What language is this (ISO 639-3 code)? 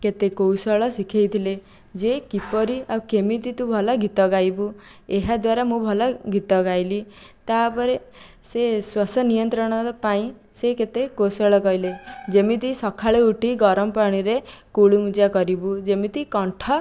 ori